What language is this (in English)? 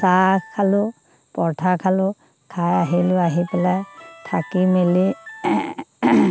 Assamese